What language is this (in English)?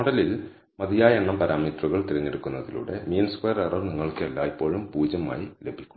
Malayalam